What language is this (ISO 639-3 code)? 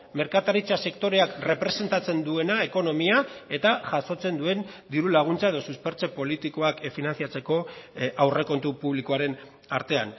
eus